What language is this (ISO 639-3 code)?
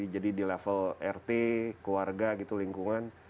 ind